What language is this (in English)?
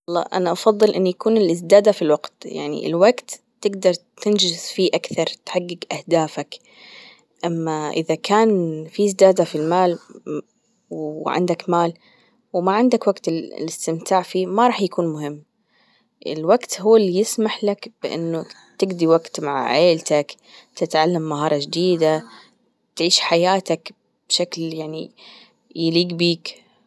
Gulf Arabic